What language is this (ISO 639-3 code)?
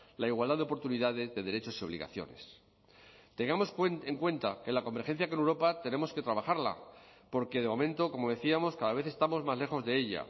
spa